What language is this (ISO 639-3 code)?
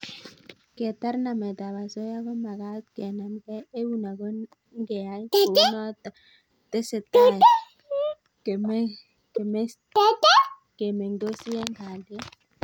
kln